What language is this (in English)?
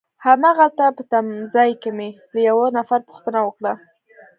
Pashto